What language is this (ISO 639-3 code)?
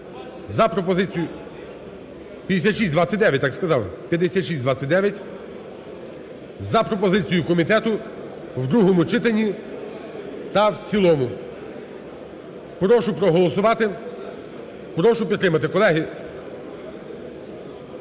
ukr